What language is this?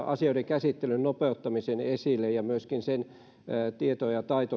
Finnish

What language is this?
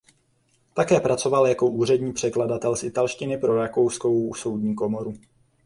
Czech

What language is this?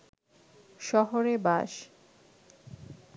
Bangla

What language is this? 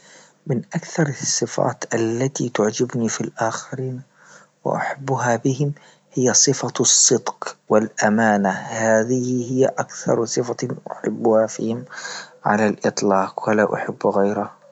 Libyan Arabic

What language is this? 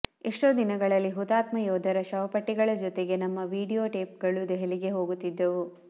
Kannada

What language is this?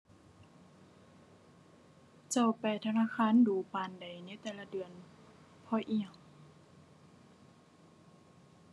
Thai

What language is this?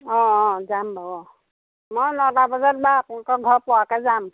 Assamese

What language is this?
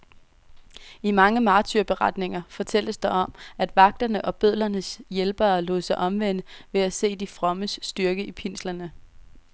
Danish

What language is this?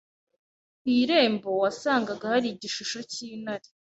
Kinyarwanda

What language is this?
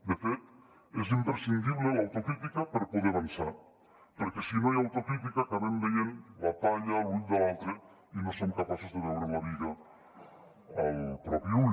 Catalan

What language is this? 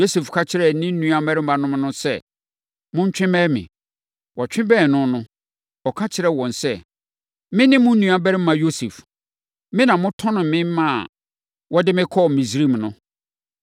Akan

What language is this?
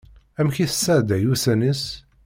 Kabyle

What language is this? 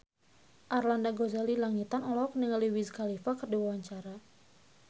Sundanese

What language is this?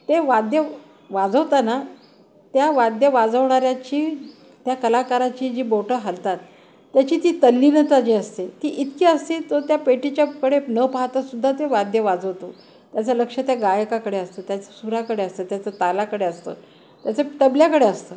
Marathi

